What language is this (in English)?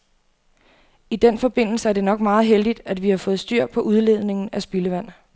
Danish